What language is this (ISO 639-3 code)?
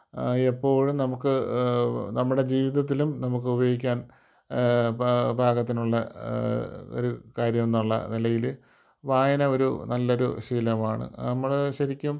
mal